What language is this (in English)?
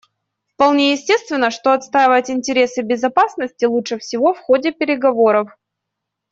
Russian